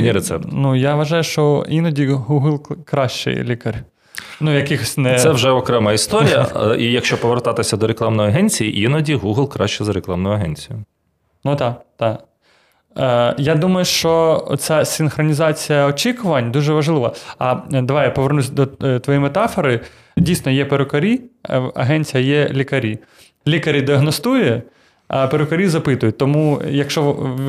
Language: Ukrainian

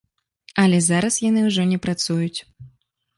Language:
Belarusian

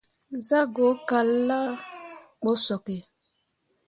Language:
Mundang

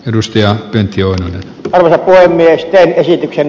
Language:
Finnish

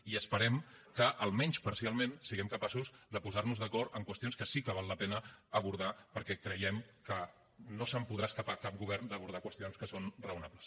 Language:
Catalan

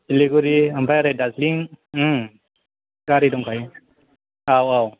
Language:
Bodo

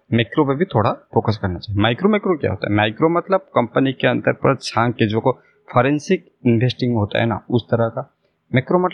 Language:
Hindi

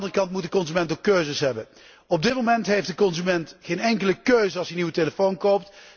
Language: Dutch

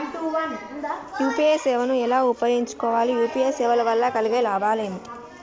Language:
Telugu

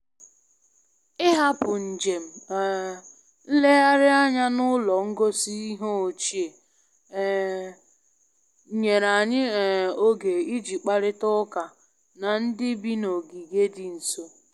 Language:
Igbo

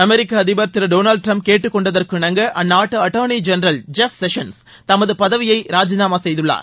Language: Tamil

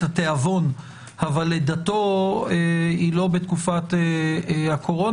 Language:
Hebrew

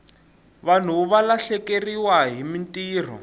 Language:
Tsonga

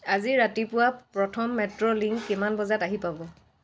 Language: Assamese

